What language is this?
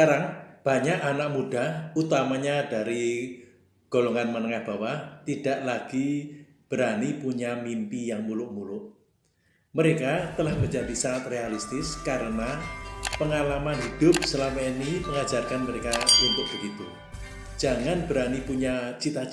Indonesian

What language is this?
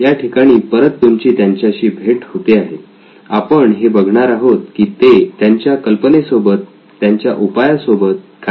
Marathi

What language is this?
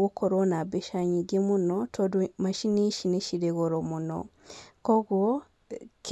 Kikuyu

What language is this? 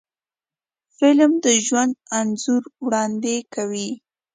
Pashto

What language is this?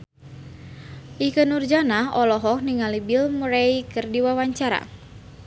Sundanese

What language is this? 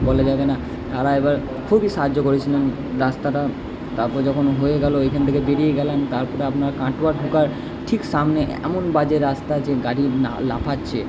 Bangla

